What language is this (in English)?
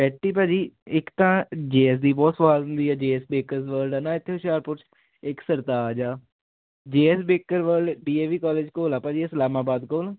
Punjabi